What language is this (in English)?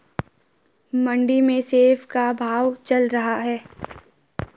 Hindi